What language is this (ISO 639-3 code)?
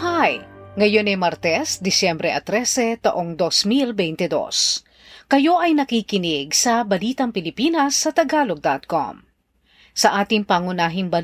fil